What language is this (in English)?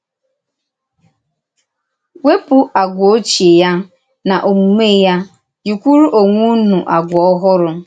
Igbo